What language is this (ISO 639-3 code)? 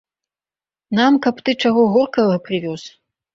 bel